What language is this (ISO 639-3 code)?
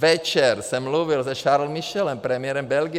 ces